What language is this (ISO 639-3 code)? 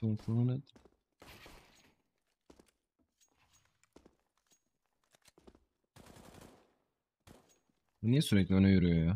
tur